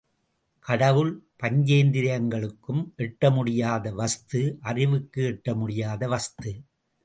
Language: Tamil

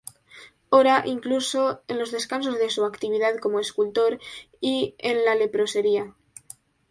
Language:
Spanish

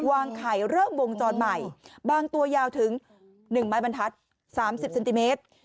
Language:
Thai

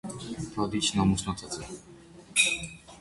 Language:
Armenian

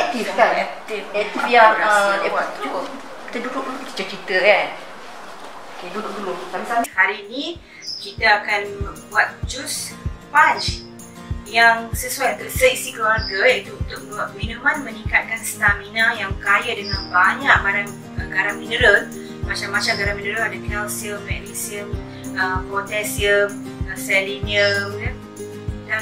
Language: Malay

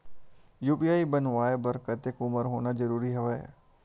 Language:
Chhattisgarhi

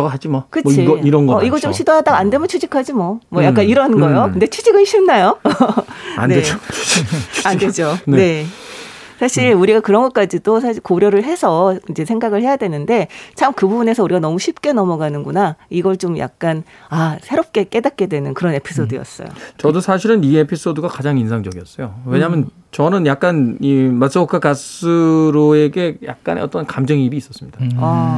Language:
Korean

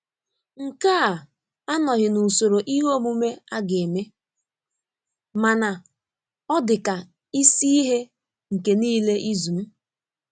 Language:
Igbo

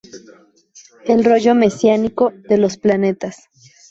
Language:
Spanish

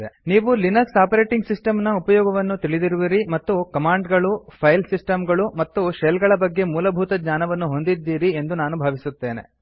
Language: Kannada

